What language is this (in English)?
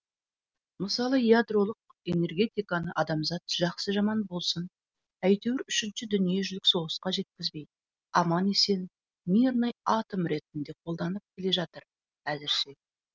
Kazakh